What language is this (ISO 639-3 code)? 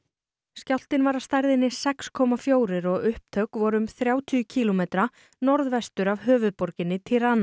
isl